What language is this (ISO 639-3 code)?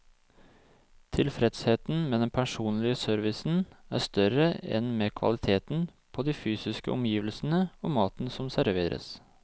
nor